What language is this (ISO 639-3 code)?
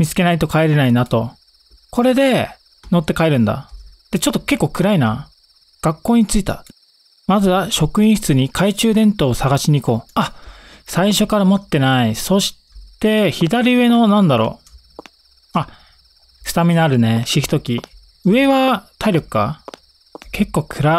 jpn